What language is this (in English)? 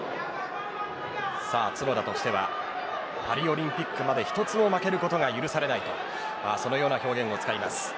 Japanese